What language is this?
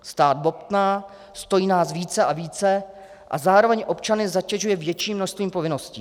Czech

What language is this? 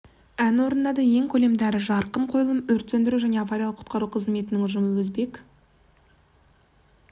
Kazakh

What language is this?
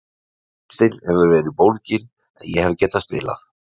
Icelandic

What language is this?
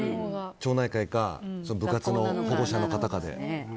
Japanese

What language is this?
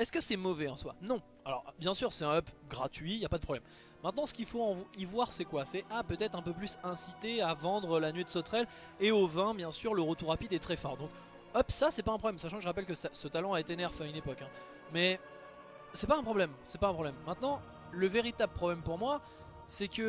French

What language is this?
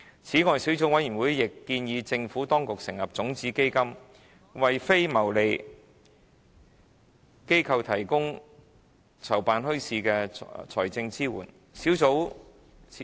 Cantonese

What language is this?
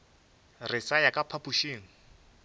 Northern Sotho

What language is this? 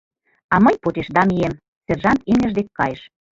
Mari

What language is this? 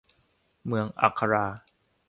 Thai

